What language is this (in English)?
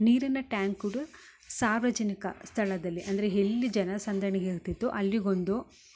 Kannada